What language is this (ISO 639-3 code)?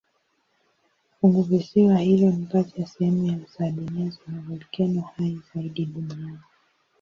swa